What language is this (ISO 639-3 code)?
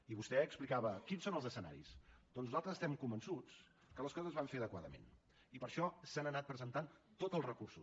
cat